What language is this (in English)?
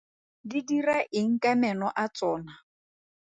Tswana